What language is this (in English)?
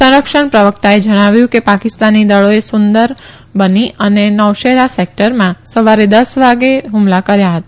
Gujarati